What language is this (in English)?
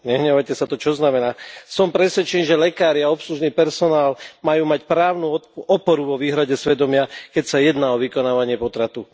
Slovak